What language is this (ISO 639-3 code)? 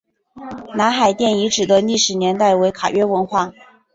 zho